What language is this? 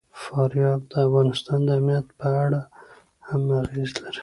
Pashto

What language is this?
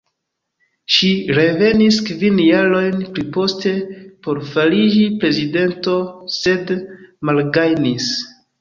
Esperanto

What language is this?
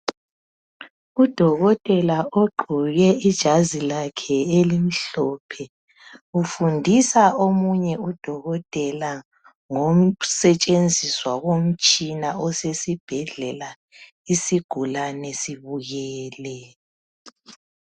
North Ndebele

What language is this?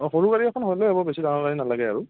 Assamese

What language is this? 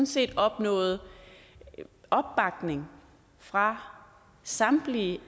Danish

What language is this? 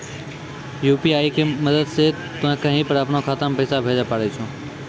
Maithili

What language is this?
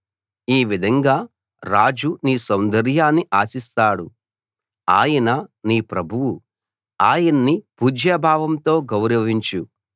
Telugu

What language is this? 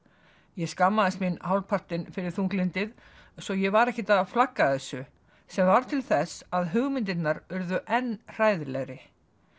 Icelandic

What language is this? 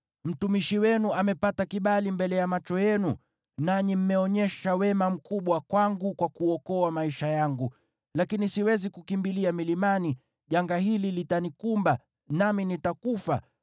Swahili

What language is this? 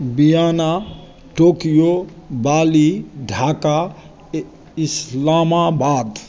Maithili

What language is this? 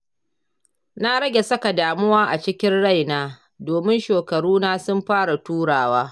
Hausa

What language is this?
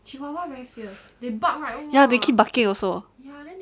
English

